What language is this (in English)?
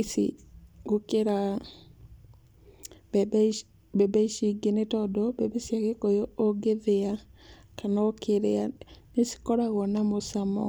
Kikuyu